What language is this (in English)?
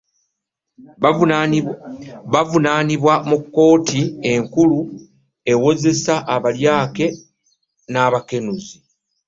Ganda